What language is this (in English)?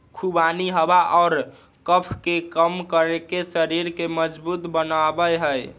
Magahi